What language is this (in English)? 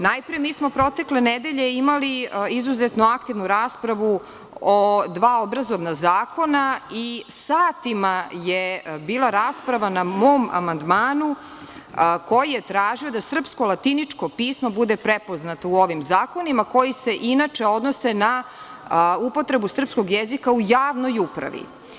Serbian